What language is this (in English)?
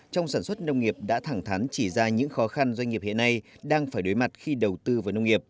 Vietnamese